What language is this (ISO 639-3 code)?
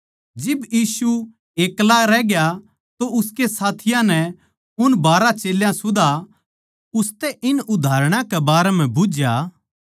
bgc